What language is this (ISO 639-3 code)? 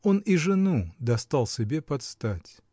rus